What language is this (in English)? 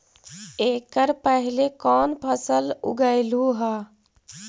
Magahi